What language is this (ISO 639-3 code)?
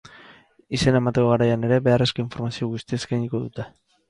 eus